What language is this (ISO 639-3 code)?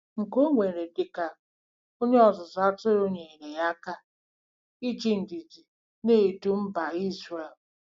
ibo